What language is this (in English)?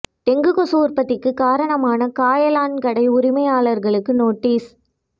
Tamil